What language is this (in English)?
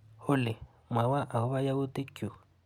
Kalenjin